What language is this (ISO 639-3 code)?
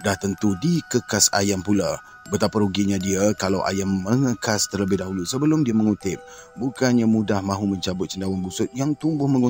msa